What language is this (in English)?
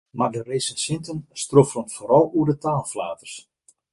Western Frisian